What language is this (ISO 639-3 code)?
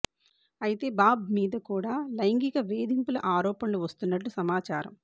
tel